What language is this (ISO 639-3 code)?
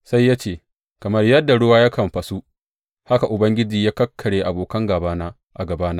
hau